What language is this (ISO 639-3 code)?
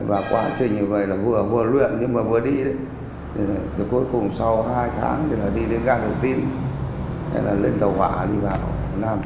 vie